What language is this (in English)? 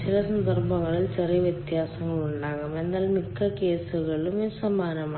Malayalam